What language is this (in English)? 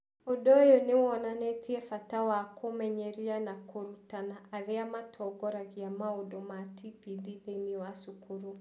Kikuyu